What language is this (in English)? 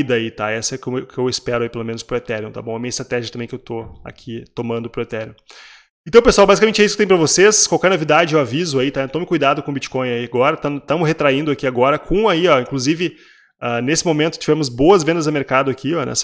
Portuguese